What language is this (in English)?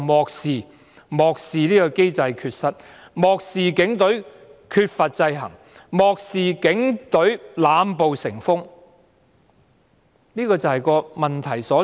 Cantonese